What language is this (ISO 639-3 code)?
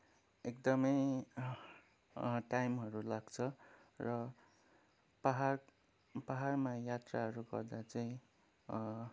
nep